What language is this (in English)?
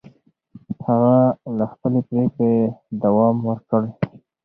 Pashto